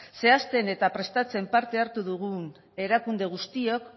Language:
Basque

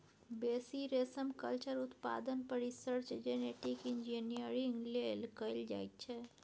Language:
Maithili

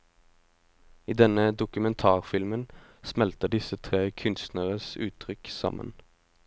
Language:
Norwegian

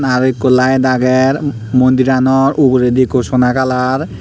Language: Chakma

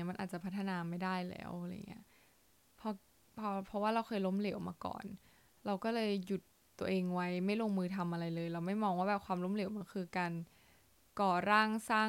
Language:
Thai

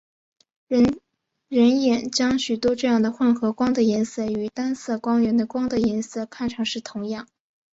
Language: Chinese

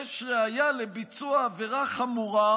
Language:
Hebrew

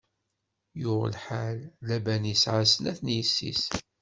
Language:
Kabyle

